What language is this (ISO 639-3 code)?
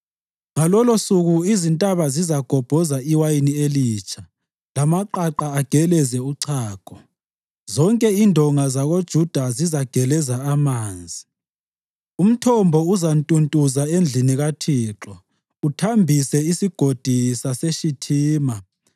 nde